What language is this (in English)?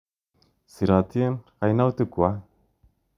Kalenjin